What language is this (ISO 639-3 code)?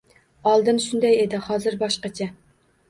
uzb